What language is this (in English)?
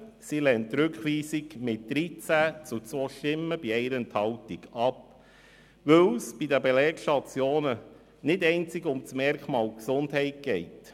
Swiss German